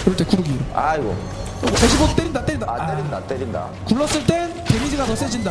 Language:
Korean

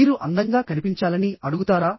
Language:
Telugu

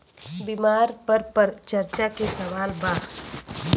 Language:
Bhojpuri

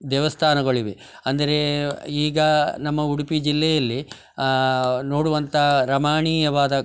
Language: Kannada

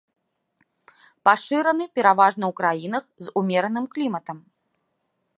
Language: Belarusian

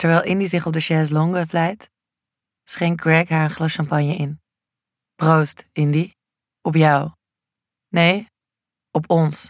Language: Dutch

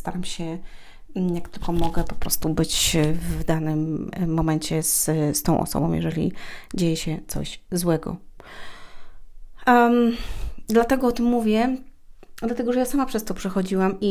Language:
Polish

